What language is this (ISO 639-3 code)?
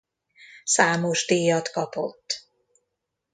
hun